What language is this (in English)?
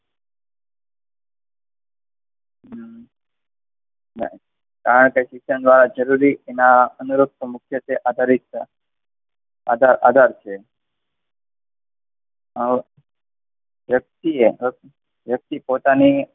Gujarati